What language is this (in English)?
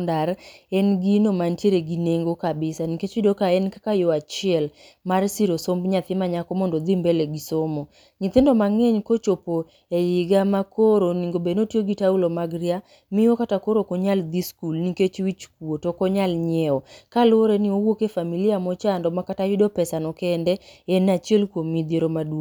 Luo (Kenya and Tanzania)